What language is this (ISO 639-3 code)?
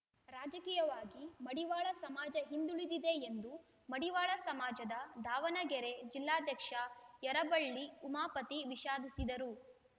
kan